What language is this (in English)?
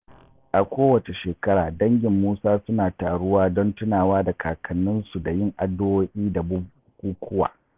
Hausa